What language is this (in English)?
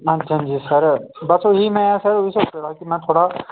Dogri